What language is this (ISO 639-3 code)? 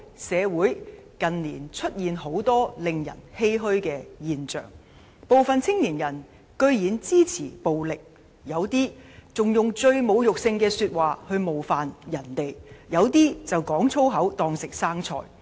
yue